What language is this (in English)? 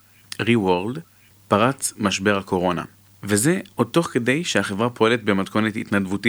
Hebrew